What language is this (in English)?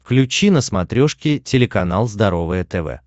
Russian